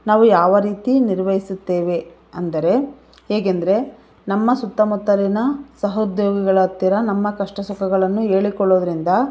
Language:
Kannada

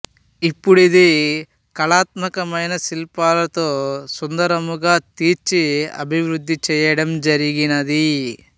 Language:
Telugu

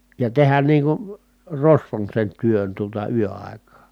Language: Finnish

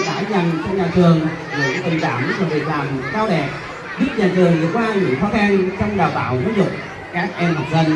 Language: Vietnamese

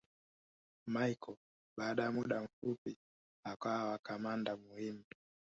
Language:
Swahili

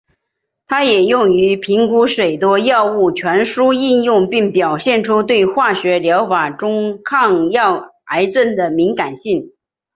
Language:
Chinese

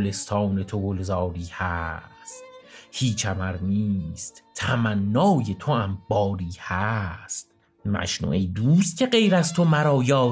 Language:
Persian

